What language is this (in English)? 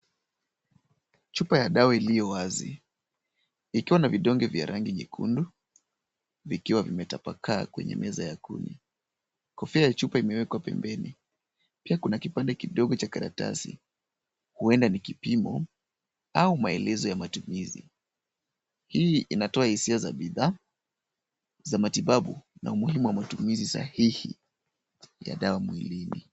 Swahili